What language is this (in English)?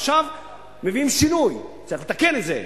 Hebrew